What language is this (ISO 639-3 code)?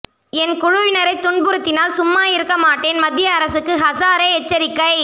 tam